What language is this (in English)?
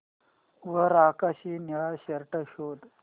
Marathi